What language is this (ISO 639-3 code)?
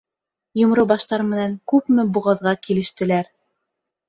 bak